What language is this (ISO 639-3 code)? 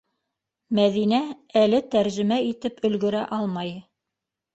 bak